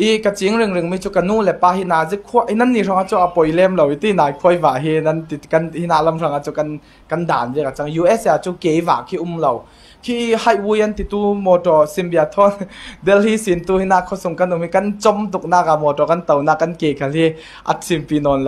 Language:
Thai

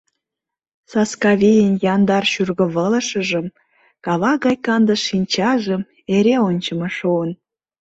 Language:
Mari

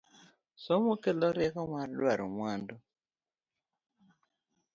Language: Luo (Kenya and Tanzania)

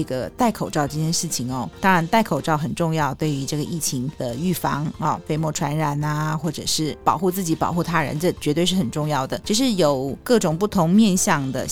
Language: Chinese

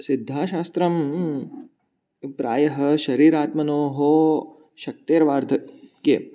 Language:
Sanskrit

